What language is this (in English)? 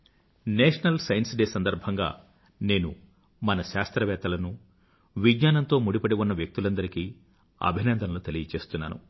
Telugu